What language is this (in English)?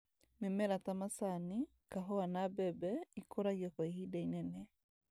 Kikuyu